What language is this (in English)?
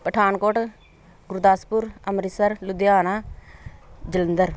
Punjabi